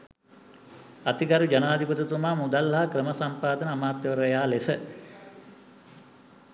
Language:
Sinhala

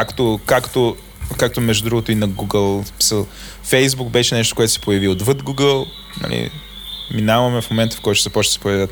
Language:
Bulgarian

